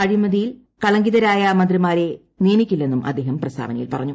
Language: Malayalam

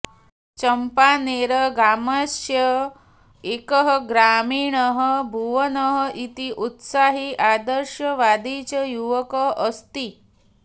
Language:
Sanskrit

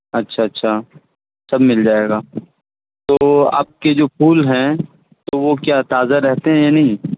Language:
Urdu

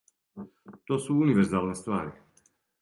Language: Serbian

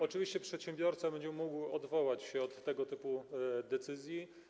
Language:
Polish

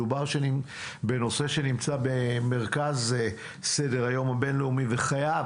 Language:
Hebrew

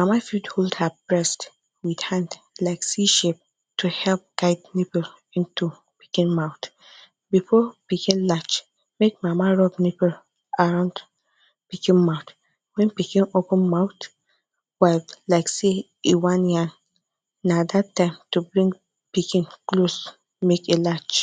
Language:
Nigerian Pidgin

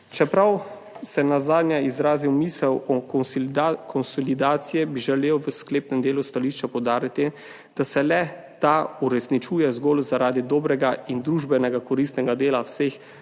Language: Slovenian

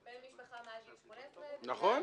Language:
Hebrew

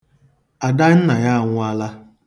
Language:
Igbo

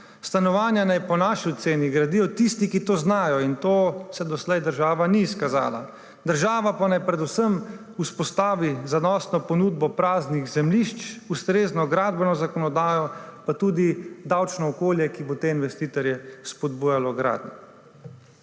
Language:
Slovenian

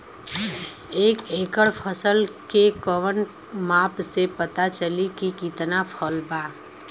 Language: Bhojpuri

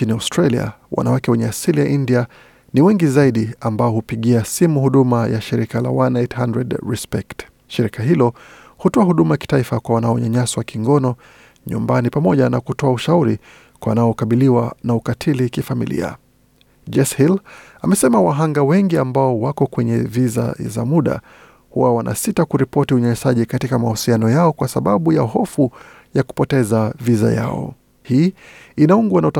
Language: Swahili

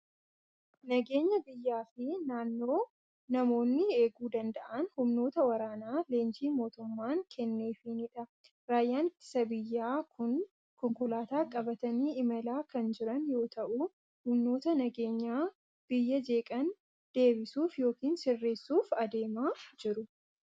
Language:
Oromo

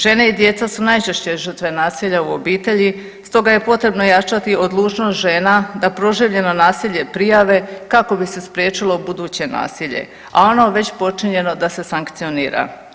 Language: Croatian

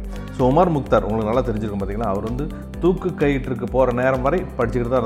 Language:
Tamil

